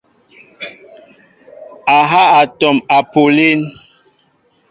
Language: Mbo (Cameroon)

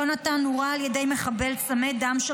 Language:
Hebrew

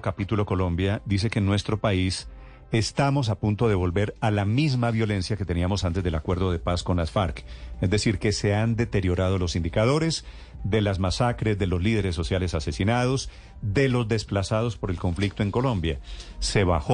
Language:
Spanish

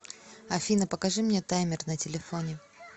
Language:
Russian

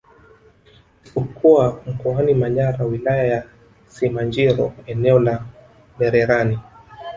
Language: Swahili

